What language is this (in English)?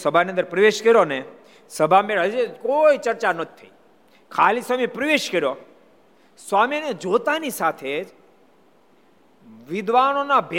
Gujarati